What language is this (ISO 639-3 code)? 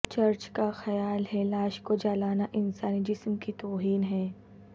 urd